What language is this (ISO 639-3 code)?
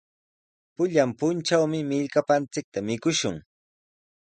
qws